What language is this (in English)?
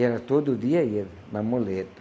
Portuguese